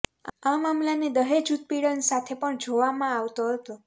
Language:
Gujarati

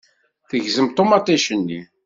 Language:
Kabyle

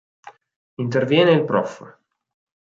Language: Italian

